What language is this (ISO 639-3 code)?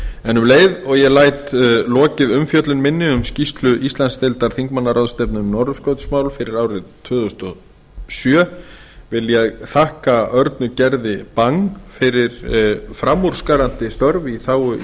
isl